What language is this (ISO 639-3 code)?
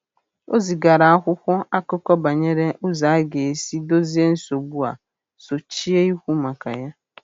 ibo